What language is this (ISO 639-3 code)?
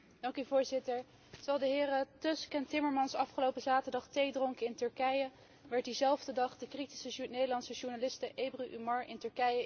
nld